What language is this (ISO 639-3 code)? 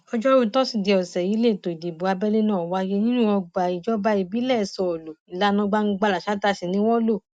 yor